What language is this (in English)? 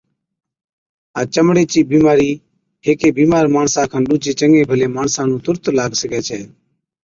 Od